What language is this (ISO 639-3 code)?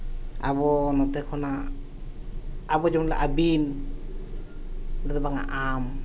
sat